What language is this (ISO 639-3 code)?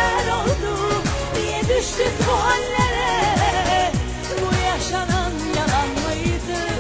ara